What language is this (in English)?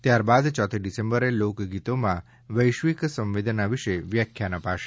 Gujarati